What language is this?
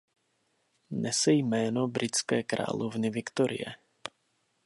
Czech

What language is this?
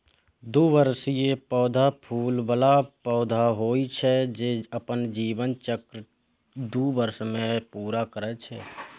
Maithili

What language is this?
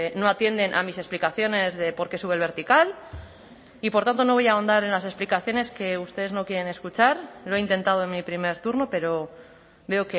Spanish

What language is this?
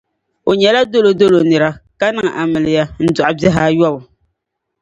Dagbani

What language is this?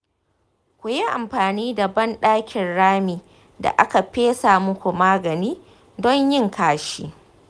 Hausa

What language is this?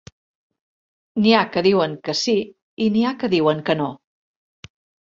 Catalan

